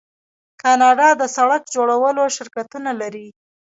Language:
Pashto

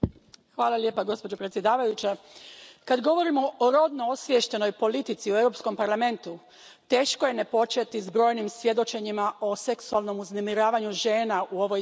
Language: Croatian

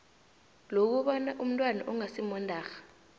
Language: South Ndebele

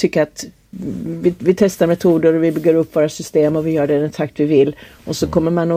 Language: Swedish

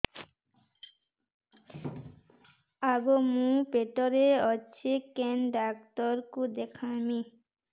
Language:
Odia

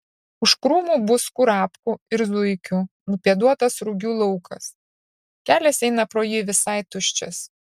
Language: Lithuanian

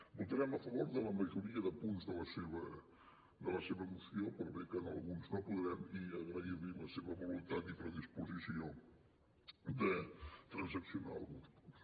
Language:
Catalan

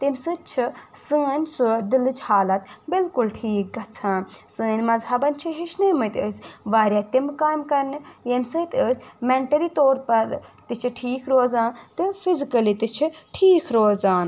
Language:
Kashmiri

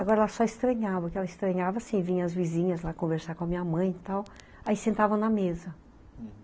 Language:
Portuguese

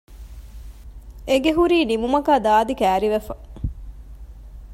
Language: Divehi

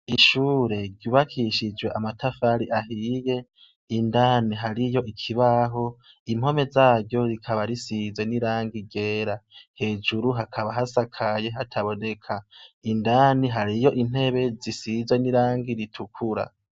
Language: Rundi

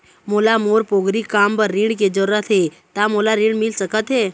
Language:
Chhattisgarhi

